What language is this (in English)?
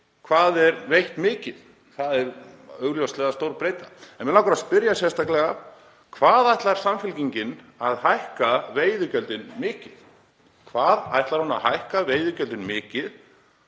Icelandic